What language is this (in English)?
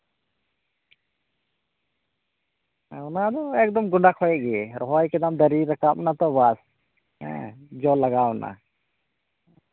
Santali